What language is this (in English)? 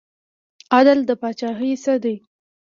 Pashto